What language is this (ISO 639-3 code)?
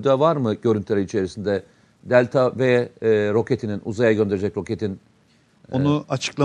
tur